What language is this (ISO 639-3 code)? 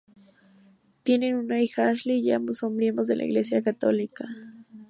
spa